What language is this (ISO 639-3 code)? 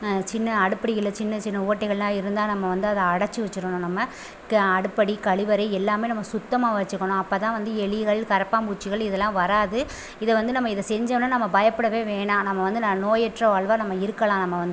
tam